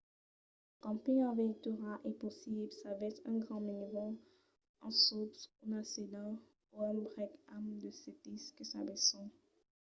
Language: Occitan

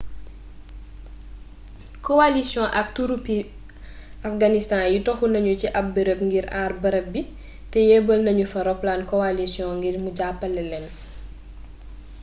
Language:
Wolof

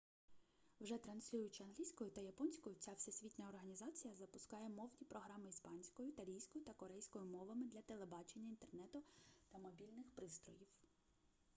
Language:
Ukrainian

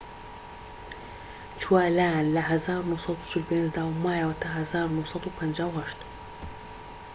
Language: Central Kurdish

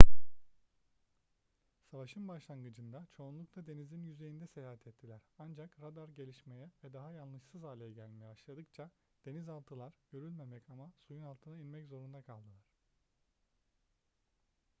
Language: Turkish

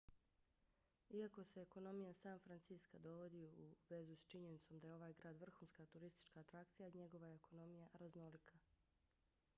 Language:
Bosnian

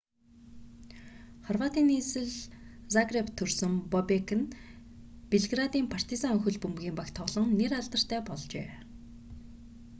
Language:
Mongolian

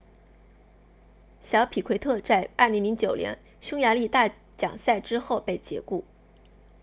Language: Chinese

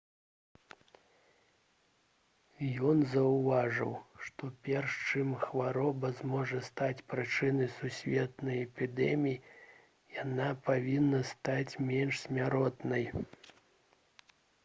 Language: Belarusian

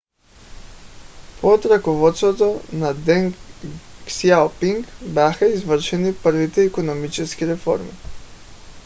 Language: Bulgarian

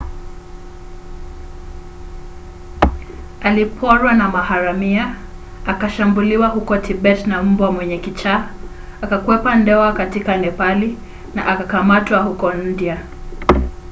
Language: Swahili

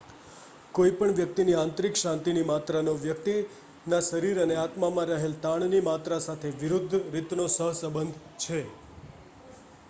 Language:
Gujarati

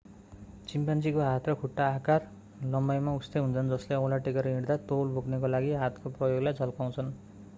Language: Nepali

